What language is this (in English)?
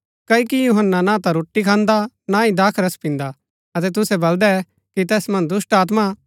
Gaddi